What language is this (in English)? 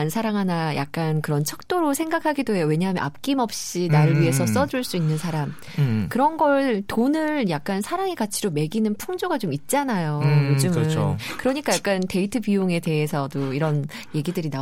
Korean